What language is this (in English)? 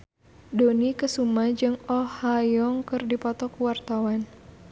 Sundanese